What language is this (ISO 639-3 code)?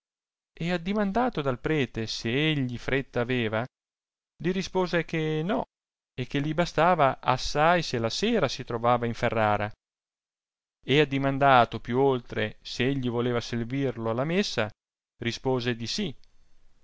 ita